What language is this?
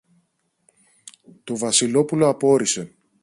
Greek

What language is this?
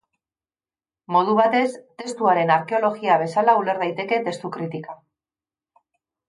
Basque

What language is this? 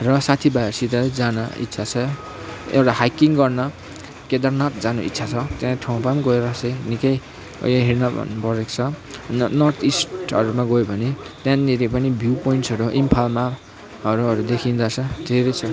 Nepali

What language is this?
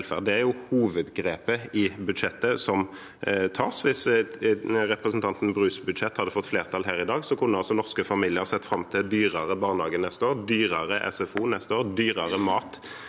Norwegian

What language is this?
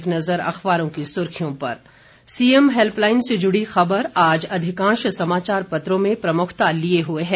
Hindi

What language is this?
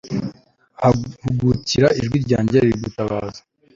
Kinyarwanda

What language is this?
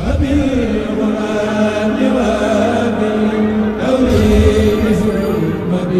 Arabic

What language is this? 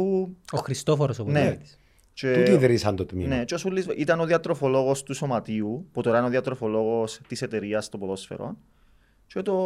Greek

